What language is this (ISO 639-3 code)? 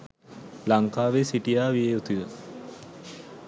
sin